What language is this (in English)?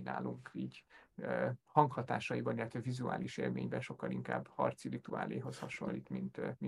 Hungarian